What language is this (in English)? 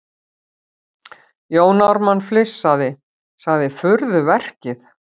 Icelandic